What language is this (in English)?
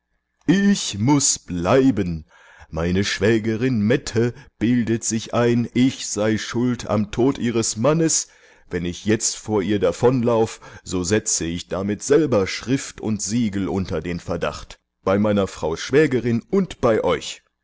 German